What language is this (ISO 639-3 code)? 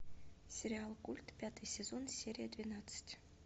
rus